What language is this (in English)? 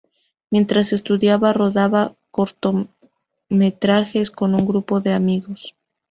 Spanish